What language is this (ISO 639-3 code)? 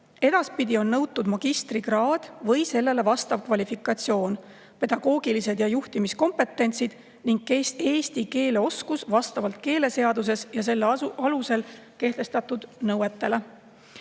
est